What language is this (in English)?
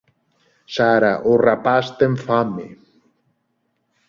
Galician